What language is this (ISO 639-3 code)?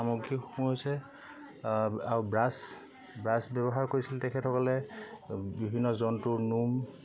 asm